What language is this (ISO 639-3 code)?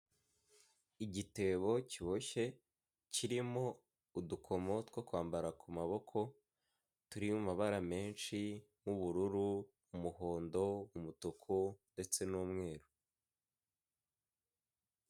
kin